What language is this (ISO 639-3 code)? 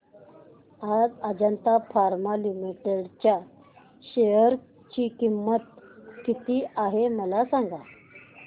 mar